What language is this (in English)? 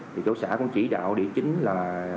Vietnamese